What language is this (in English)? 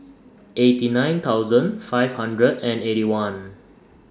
English